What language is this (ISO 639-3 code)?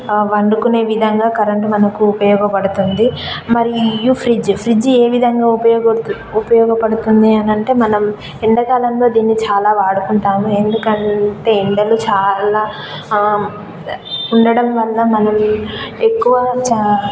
tel